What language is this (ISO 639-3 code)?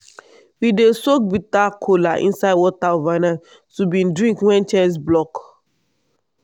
pcm